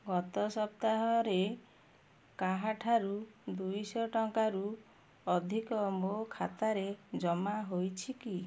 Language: Odia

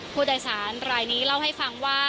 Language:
Thai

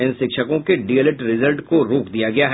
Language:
Hindi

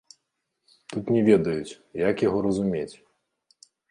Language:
Belarusian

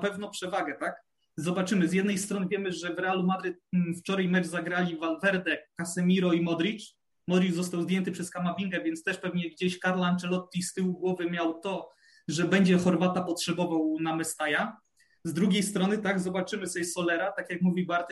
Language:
Polish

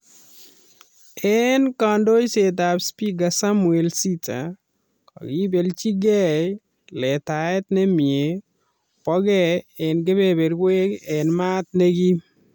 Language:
Kalenjin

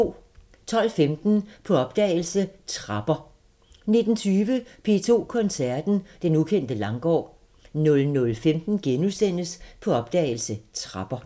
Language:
Danish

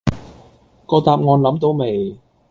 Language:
Cantonese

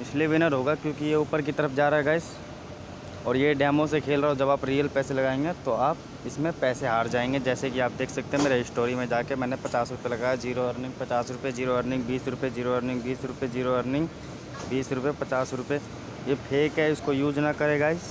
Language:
Hindi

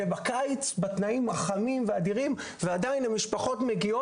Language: Hebrew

